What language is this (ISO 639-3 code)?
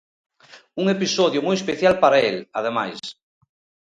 glg